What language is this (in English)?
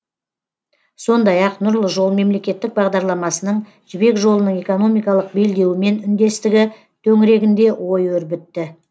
Kazakh